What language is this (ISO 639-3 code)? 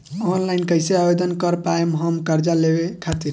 bho